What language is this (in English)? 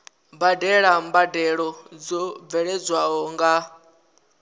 Venda